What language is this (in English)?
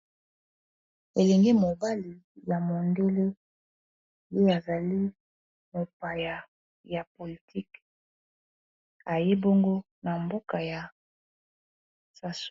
Lingala